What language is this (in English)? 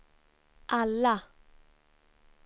Swedish